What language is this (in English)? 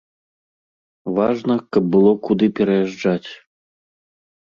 Belarusian